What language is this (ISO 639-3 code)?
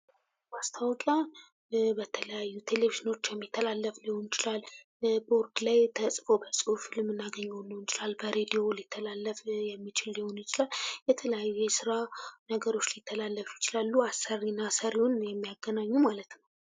amh